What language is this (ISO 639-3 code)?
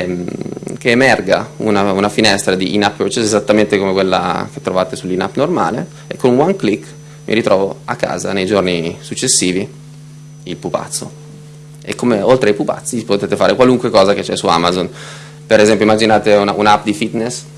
ita